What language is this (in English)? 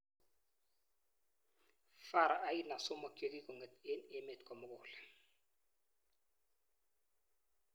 Kalenjin